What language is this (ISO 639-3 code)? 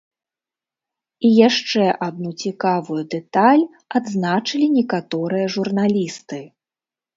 bel